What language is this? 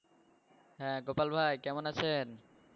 Bangla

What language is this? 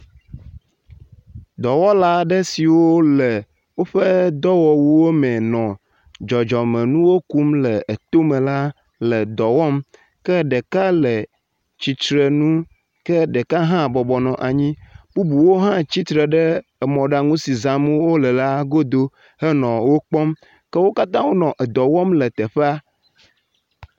Ewe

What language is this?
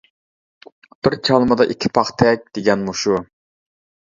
Uyghur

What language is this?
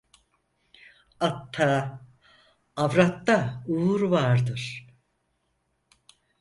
Turkish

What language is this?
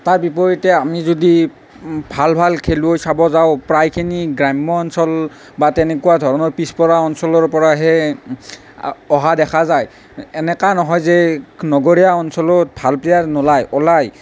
Assamese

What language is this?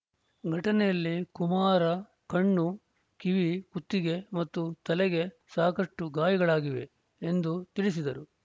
Kannada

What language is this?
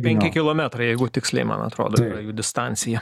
Lithuanian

